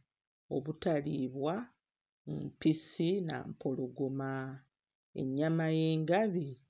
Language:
Ganda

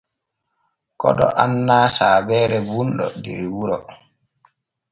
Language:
Borgu Fulfulde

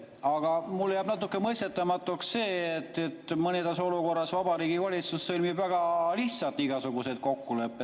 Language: Estonian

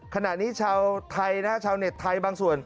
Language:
Thai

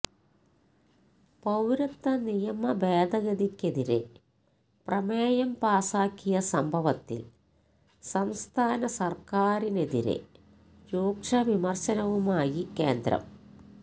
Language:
Malayalam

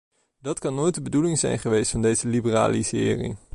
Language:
Dutch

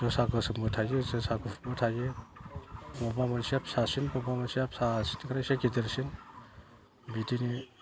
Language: Bodo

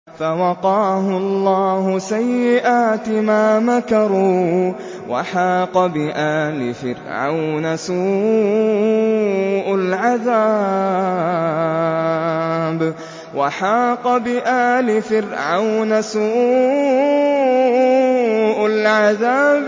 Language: Arabic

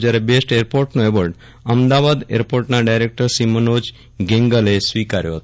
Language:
Gujarati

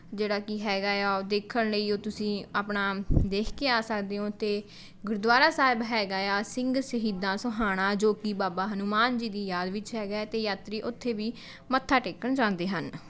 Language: Punjabi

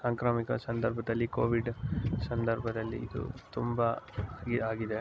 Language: Kannada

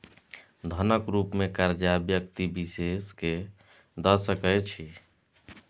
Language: Maithili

